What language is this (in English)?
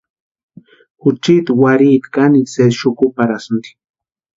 Western Highland Purepecha